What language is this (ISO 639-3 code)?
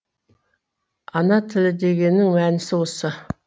kaz